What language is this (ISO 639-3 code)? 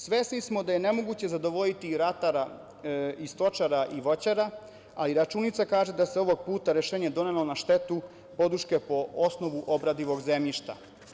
srp